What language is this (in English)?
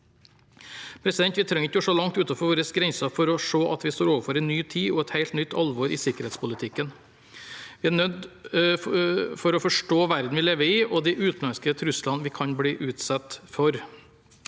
Norwegian